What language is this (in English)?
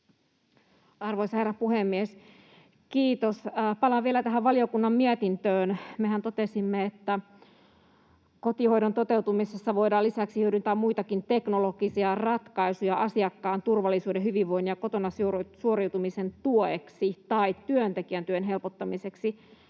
Finnish